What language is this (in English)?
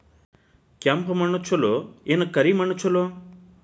Kannada